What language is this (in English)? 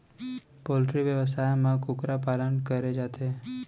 Chhattisgarhi